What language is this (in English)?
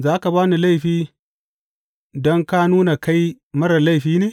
Hausa